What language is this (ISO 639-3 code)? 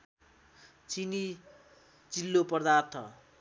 nep